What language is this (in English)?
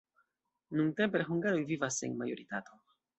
Esperanto